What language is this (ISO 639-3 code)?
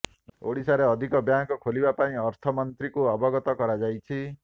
ori